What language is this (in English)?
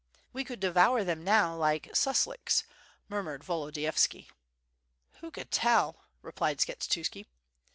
English